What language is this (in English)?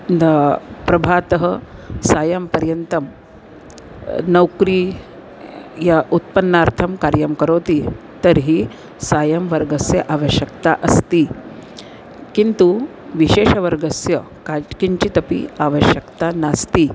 Sanskrit